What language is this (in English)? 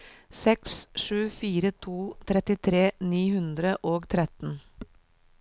Norwegian